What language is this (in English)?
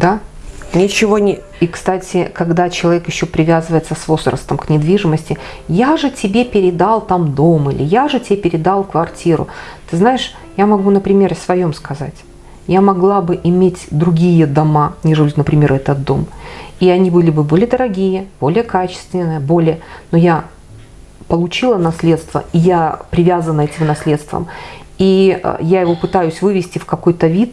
Russian